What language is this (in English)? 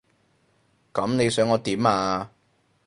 Cantonese